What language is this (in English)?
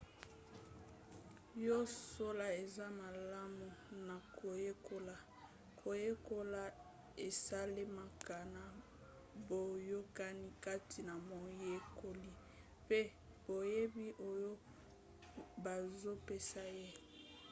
Lingala